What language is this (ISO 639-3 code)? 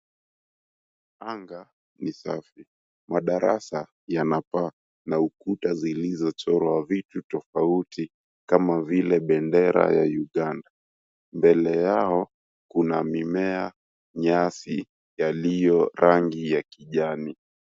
swa